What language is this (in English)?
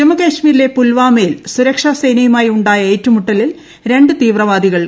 Malayalam